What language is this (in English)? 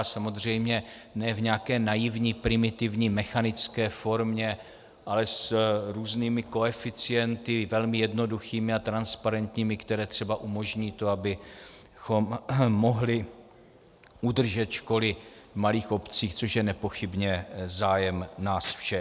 Czech